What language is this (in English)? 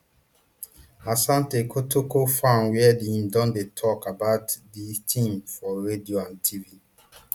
Nigerian Pidgin